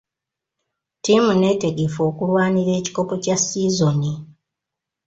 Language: Ganda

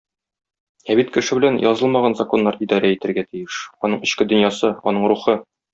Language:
Tatar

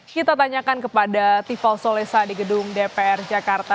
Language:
Indonesian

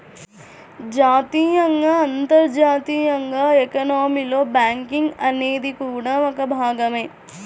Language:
Telugu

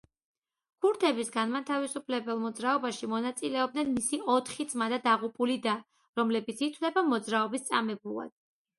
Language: Georgian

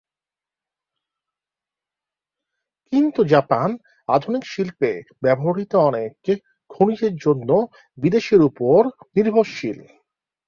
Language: Bangla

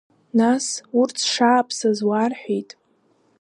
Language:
Abkhazian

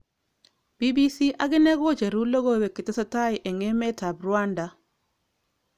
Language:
Kalenjin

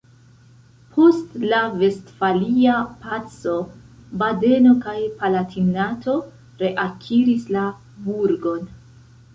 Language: Esperanto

